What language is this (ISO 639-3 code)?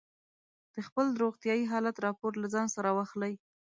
pus